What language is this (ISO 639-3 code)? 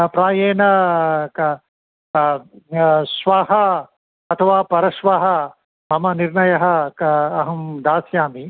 san